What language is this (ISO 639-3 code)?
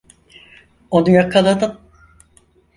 tur